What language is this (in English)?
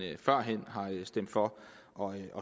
Danish